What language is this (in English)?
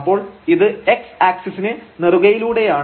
Malayalam